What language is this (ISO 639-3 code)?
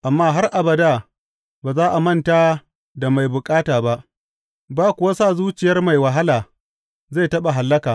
hau